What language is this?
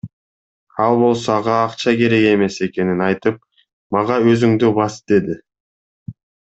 Kyrgyz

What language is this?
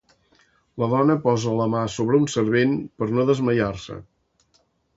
Catalan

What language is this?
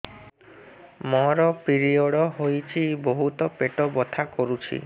Odia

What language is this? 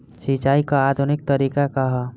Bhojpuri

